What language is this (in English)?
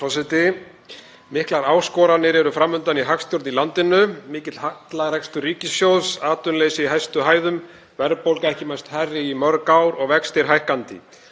Icelandic